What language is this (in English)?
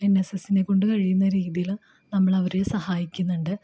Malayalam